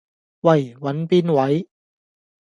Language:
Cantonese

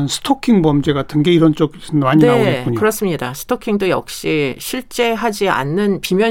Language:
Korean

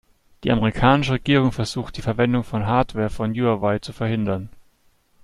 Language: German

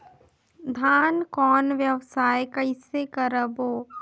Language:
Chhattisgarhi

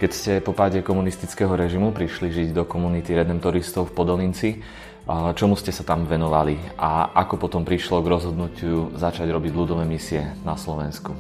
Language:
Slovak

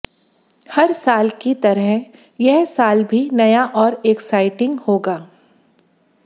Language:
Hindi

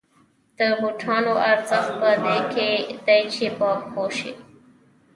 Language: Pashto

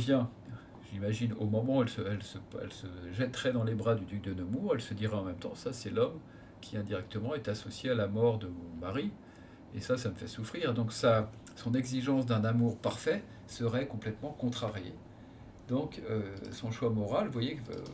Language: French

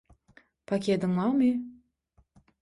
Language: Turkmen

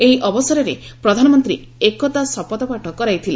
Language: Odia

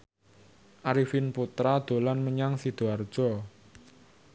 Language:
Javanese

